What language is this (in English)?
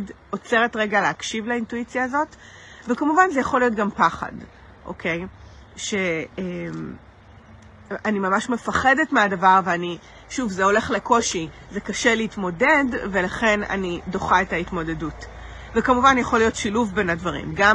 Hebrew